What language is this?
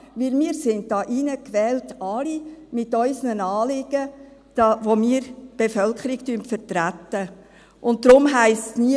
Swiss German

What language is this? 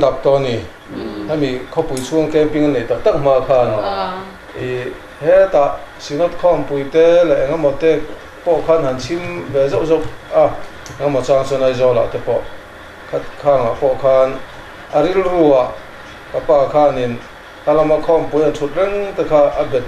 Korean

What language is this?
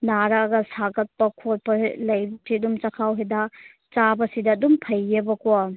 Manipuri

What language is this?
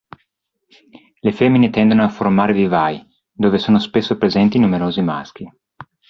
Italian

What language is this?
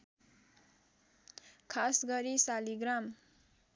Nepali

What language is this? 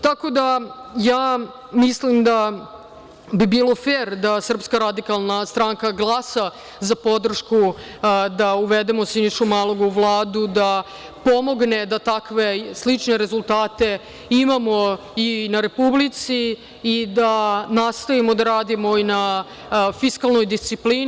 Serbian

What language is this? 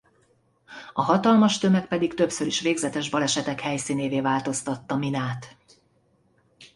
Hungarian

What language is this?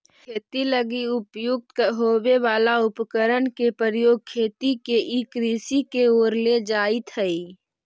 Magahi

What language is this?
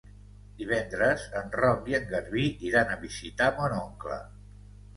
Catalan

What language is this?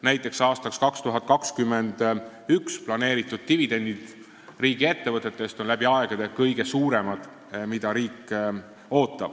Estonian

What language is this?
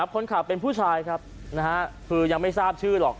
Thai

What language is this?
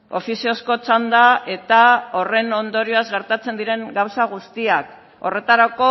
Basque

